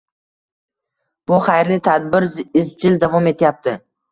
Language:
Uzbek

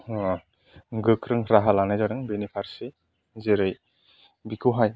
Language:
Bodo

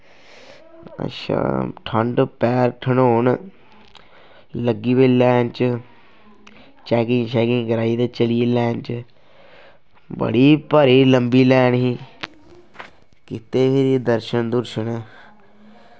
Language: Dogri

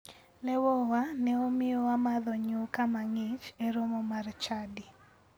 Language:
Luo (Kenya and Tanzania)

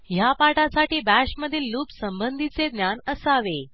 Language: Marathi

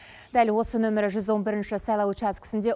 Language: Kazakh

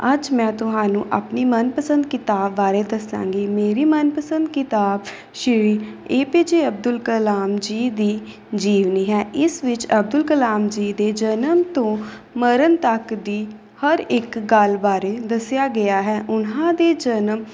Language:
Punjabi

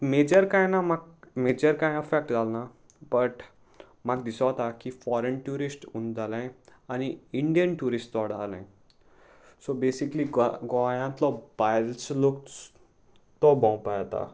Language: Konkani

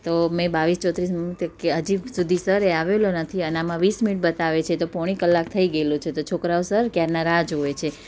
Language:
Gujarati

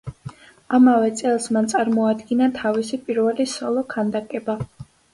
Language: Georgian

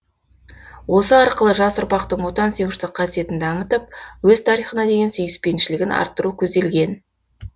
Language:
Kazakh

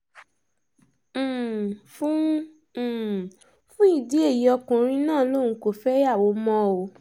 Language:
Yoruba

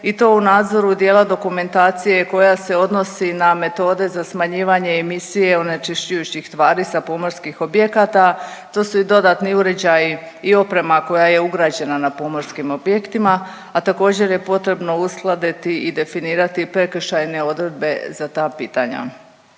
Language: Croatian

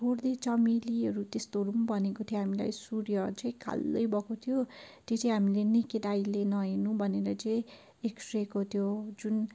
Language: Nepali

